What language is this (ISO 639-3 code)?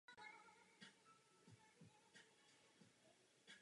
ces